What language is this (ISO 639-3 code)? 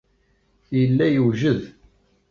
kab